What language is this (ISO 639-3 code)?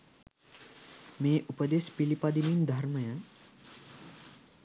sin